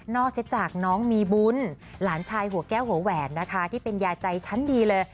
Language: Thai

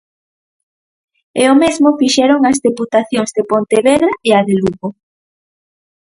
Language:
Galician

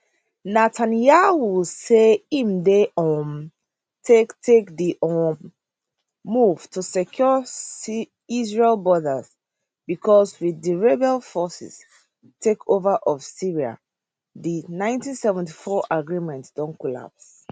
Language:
Nigerian Pidgin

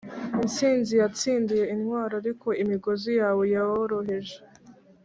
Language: Kinyarwanda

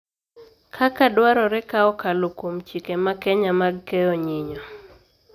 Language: Luo (Kenya and Tanzania)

